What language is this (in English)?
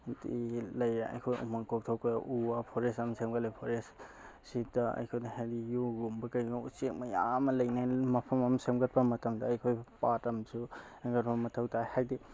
Manipuri